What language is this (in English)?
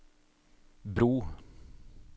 Norwegian